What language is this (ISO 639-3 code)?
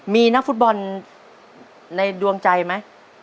tha